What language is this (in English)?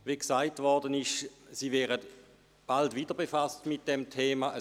Swiss German